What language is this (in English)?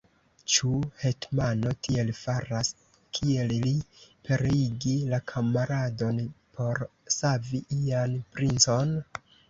Esperanto